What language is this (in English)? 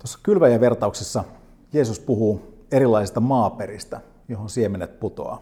Finnish